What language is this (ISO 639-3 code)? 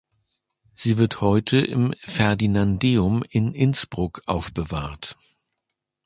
deu